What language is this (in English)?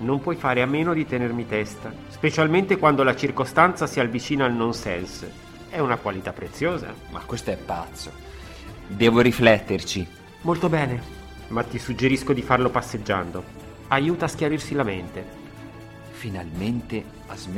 Italian